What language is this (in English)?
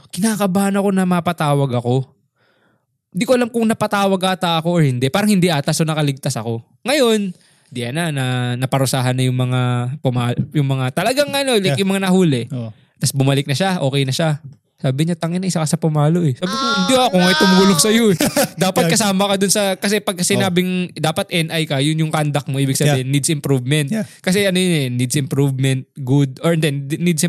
Filipino